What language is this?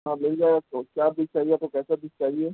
Urdu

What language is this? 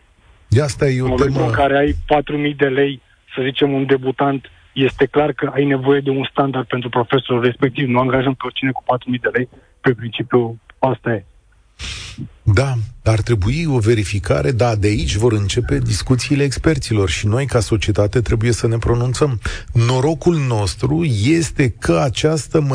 Romanian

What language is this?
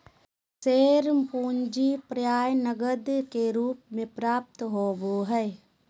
Magahi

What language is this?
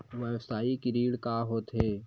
Chhattisgarhi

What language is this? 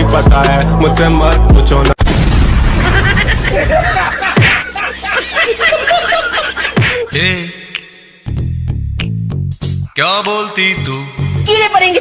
Hindi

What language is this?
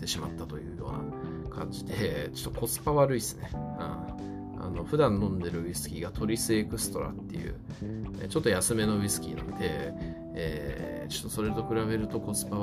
Japanese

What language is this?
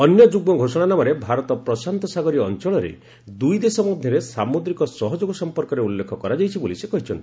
Odia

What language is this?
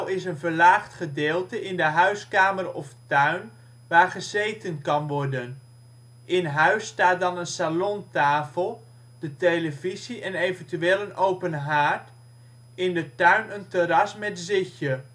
Dutch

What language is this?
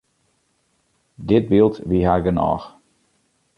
Western Frisian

